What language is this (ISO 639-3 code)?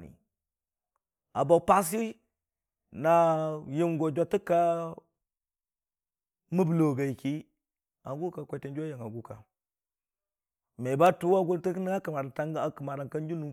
cfa